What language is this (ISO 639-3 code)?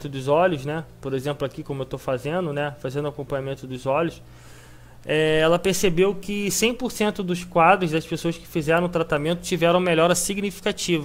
por